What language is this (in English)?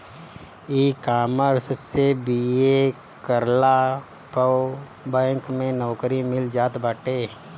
Bhojpuri